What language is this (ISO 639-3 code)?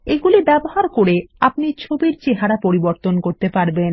ben